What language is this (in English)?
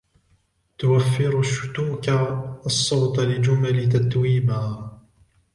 Arabic